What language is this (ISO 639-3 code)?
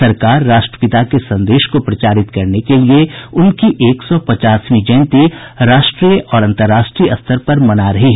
hin